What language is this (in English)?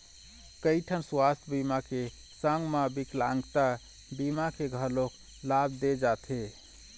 Chhattisgarhi